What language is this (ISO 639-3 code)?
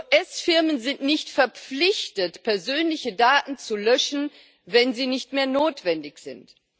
deu